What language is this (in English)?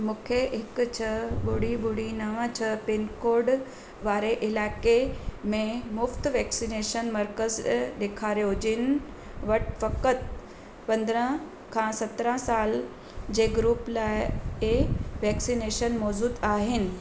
Sindhi